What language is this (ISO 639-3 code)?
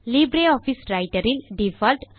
tam